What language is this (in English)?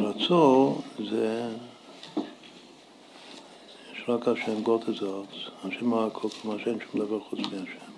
Hebrew